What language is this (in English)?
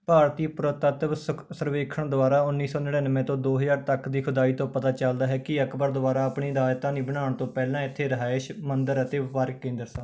Punjabi